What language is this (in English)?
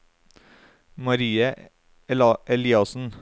Norwegian